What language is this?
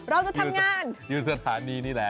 Thai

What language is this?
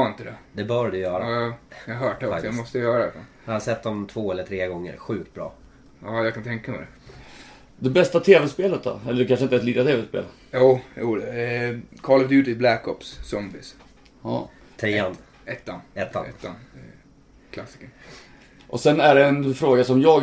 Swedish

